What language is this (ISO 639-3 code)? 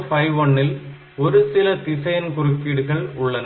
tam